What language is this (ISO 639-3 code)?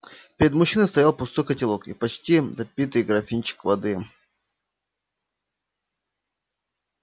rus